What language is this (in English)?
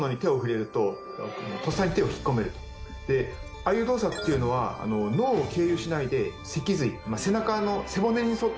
Japanese